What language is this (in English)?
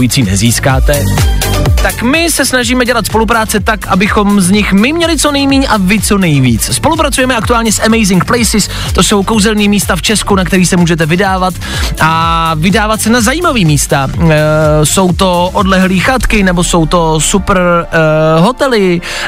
Czech